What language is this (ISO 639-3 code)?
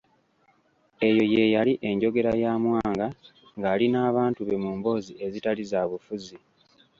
lug